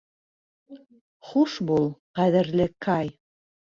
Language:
Bashkir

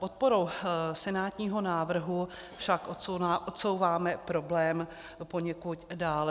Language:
Czech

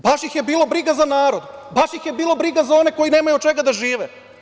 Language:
Serbian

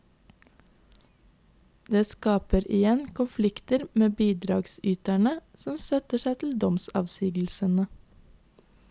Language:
Norwegian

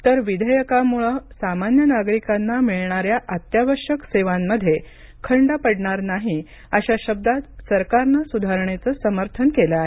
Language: Marathi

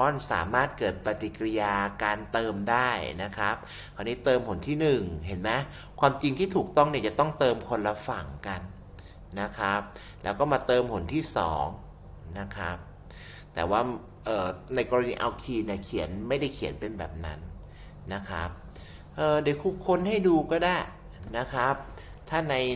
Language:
Thai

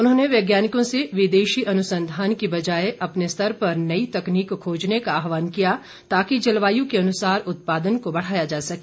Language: Hindi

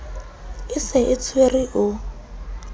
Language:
Southern Sotho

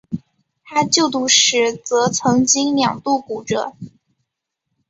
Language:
Chinese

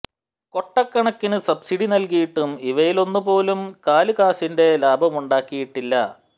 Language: Malayalam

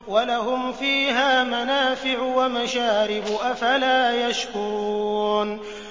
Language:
Arabic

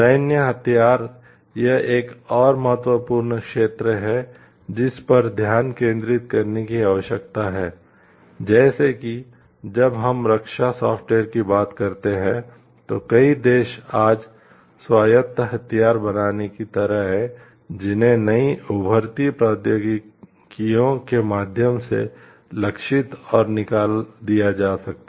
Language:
Hindi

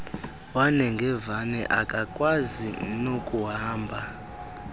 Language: Xhosa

